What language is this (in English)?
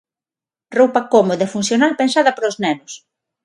Galician